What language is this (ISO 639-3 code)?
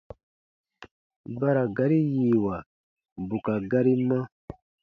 bba